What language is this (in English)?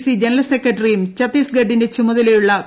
Malayalam